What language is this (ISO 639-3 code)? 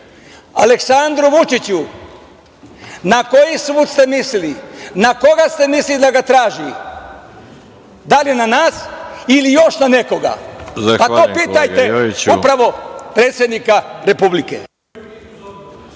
srp